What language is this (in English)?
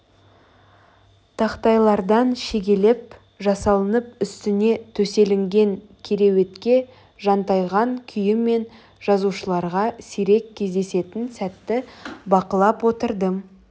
Kazakh